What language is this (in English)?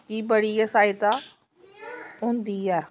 Dogri